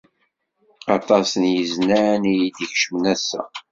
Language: Kabyle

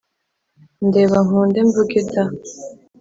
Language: Kinyarwanda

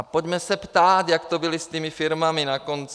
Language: Czech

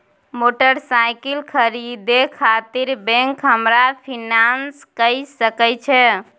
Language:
Maithili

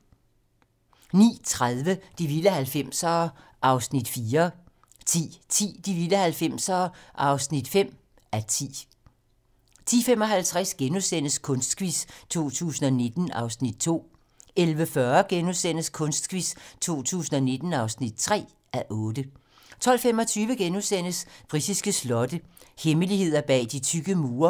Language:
Danish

